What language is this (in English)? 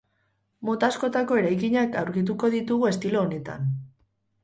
Basque